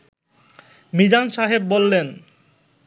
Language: Bangla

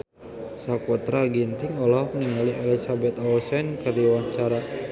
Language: Sundanese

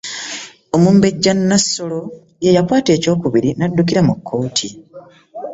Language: Ganda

